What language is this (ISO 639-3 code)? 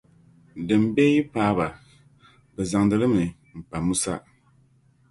dag